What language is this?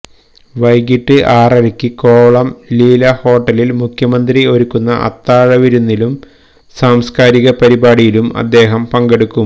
Malayalam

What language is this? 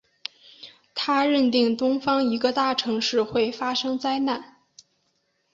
Chinese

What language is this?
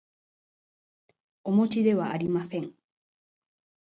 Japanese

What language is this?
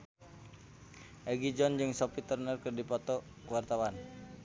Sundanese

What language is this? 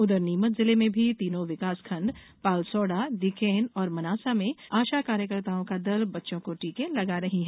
Hindi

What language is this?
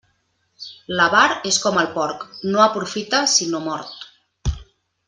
Catalan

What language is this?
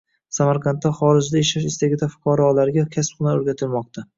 Uzbek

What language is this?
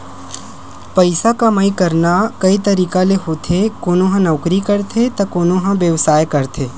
Chhattisgarhi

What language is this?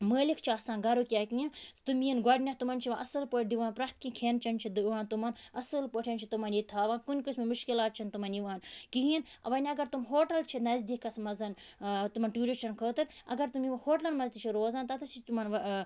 Kashmiri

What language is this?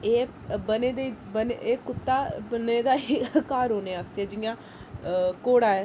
Dogri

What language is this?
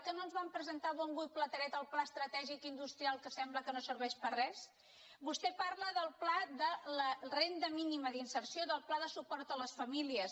Catalan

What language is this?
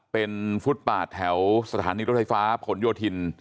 Thai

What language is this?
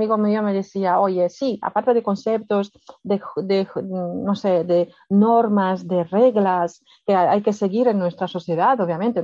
Spanish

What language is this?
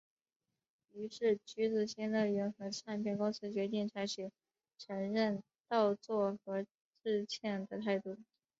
Chinese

